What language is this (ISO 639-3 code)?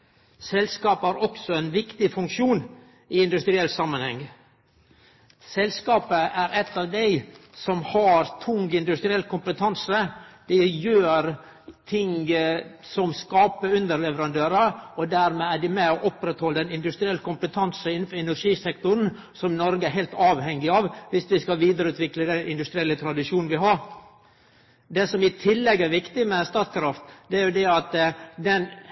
nno